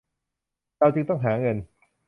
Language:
Thai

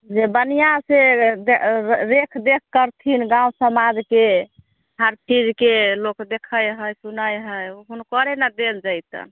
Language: Maithili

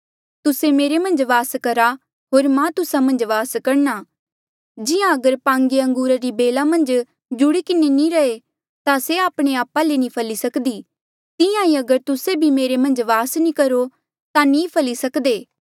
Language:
Mandeali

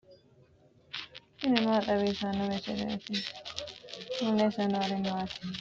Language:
Sidamo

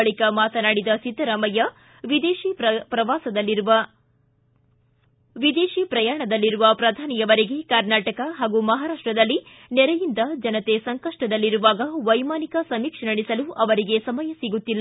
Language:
Kannada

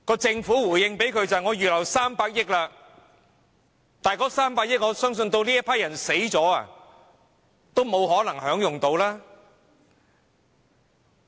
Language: Cantonese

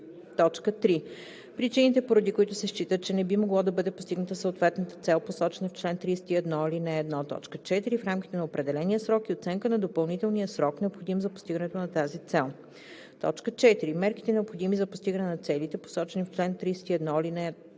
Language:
Bulgarian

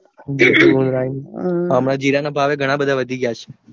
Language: Gujarati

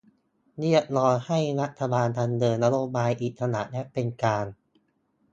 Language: Thai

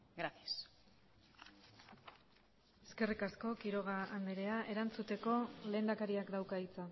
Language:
Basque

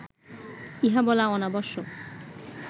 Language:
Bangla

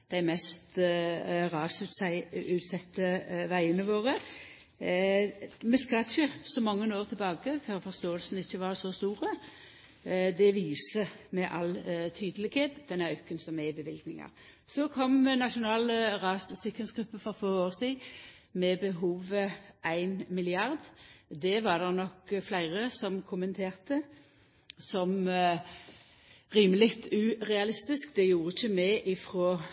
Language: Norwegian Nynorsk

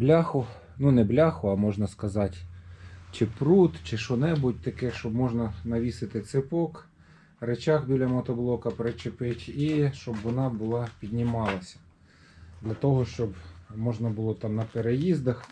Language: Ukrainian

